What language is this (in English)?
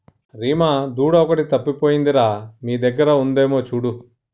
Telugu